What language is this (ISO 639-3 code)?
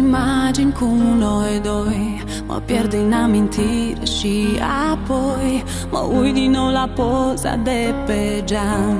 ron